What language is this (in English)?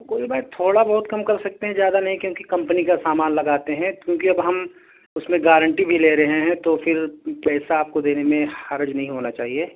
Urdu